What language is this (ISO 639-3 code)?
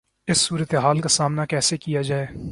urd